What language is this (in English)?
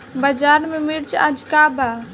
Bhojpuri